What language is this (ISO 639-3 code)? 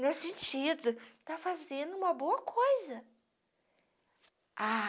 por